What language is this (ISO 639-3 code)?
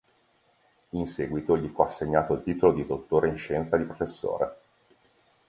ita